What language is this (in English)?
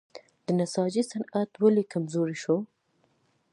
Pashto